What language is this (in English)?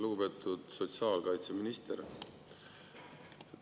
Estonian